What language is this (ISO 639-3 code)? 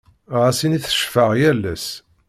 kab